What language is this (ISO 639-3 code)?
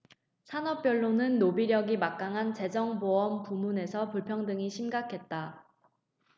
kor